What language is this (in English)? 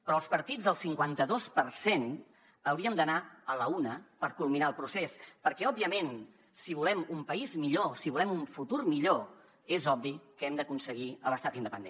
Catalan